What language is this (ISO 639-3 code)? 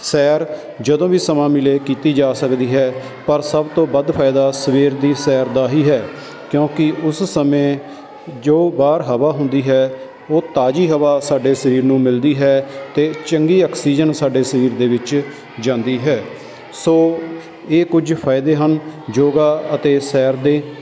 pan